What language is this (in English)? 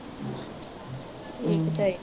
Punjabi